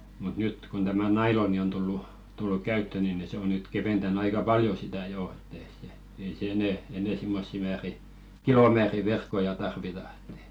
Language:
Finnish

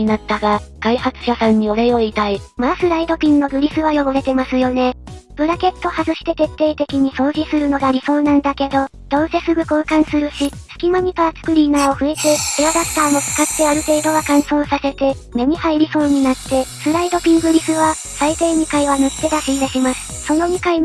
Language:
Japanese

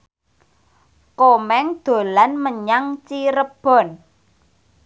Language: Javanese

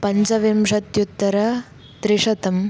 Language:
Sanskrit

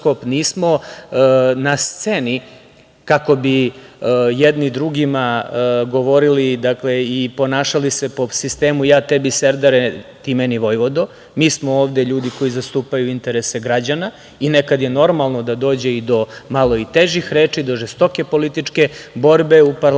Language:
Serbian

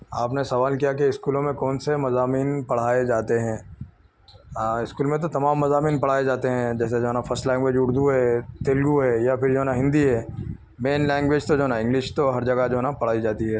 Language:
Urdu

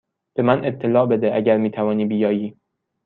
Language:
Persian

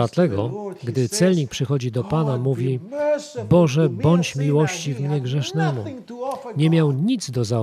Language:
Polish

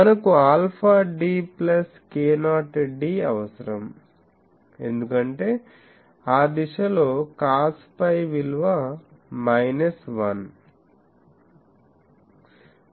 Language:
Telugu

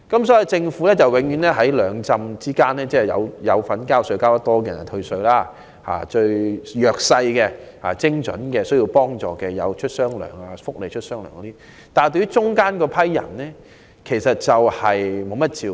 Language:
Cantonese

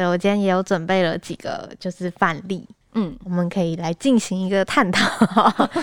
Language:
Chinese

